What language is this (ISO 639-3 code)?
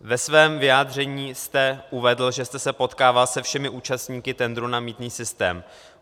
ces